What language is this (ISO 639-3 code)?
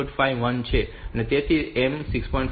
guj